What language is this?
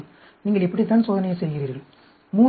Tamil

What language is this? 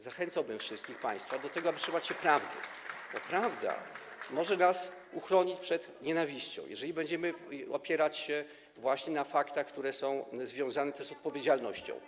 Polish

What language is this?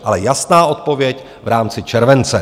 Czech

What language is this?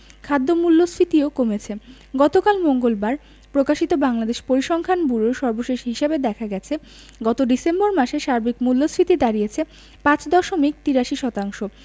Bangla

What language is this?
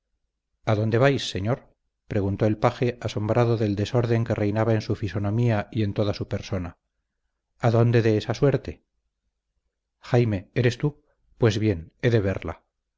Spanish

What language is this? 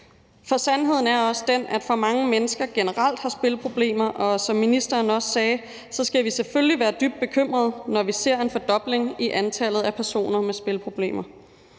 Danish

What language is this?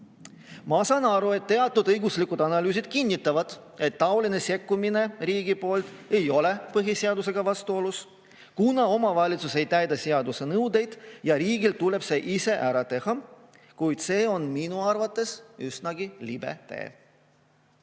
Estonian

